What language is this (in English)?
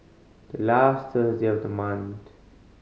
English